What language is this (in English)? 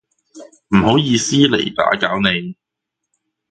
Cantonese